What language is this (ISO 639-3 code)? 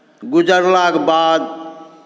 mai